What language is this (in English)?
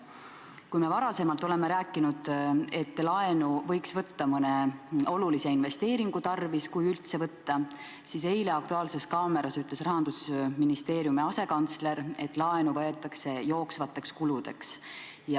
Estonian